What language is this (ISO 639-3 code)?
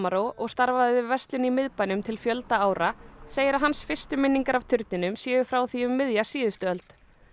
isl